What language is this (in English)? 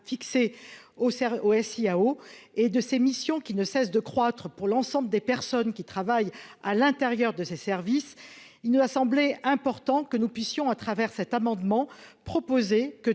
French